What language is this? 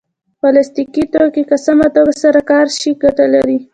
Pashto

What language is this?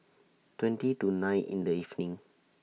English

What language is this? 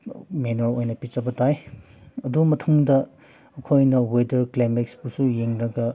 Manipuri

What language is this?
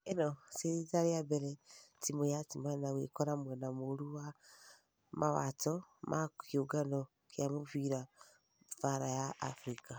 Kikuyu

